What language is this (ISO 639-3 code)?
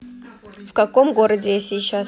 rus